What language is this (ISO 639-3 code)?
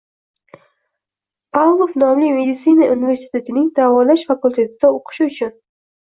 uzb